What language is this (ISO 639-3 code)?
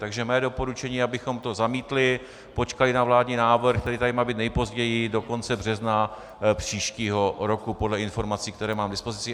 ces